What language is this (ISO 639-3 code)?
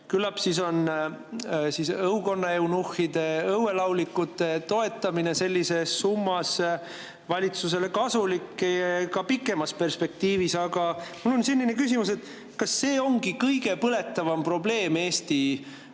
est